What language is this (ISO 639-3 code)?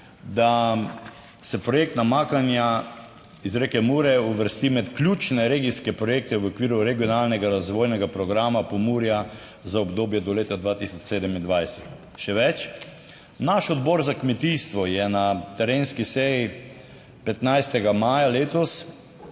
slv